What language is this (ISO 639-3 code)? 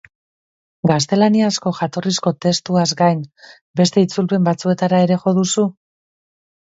eus